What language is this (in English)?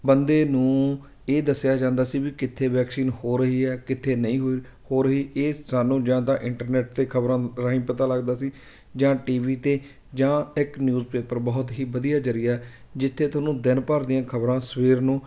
Punjabi